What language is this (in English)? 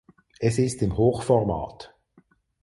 German